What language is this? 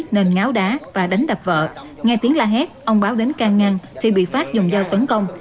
Vietnamese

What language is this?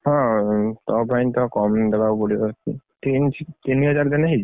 Odia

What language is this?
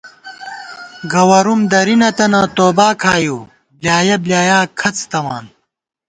Gawar-Bati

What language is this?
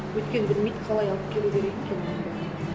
Kazakh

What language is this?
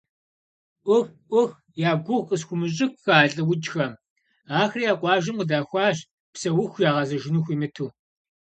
Kabardian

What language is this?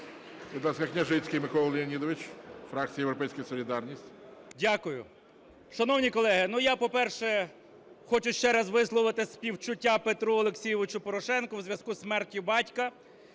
Ukrainian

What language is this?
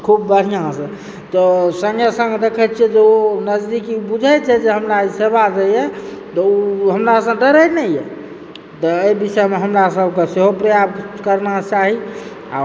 Maithili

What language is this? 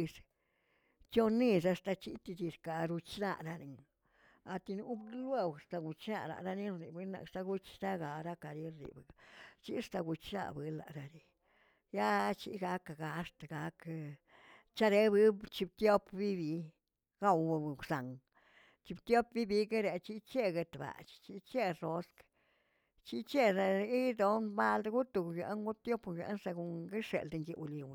Tilquiapan Zapotec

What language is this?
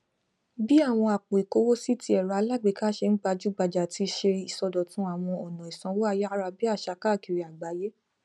Yoruba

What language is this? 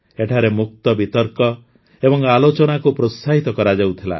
Odia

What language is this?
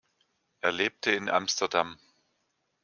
German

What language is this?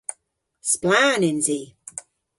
Cornish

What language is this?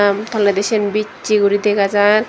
Chakma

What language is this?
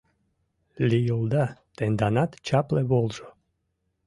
Mari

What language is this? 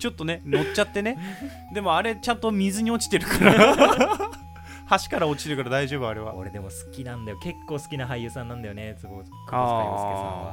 Japanese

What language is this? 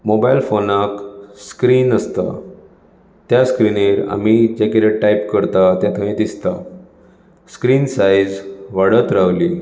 Konkani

